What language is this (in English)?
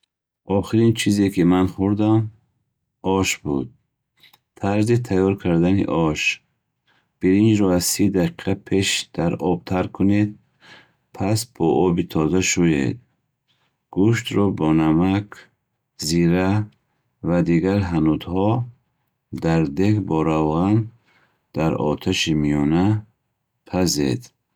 Bukharic